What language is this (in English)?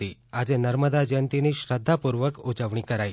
Gujarati